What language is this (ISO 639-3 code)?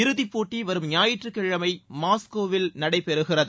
tam